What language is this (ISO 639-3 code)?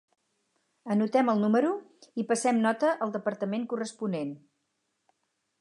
cat